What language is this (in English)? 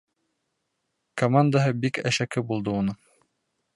Bashkir